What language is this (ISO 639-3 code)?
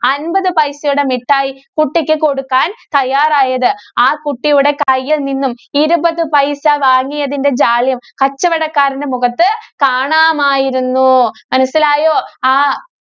mal